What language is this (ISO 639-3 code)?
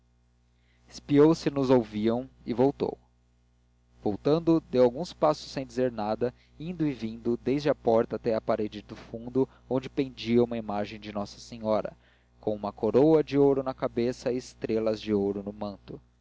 por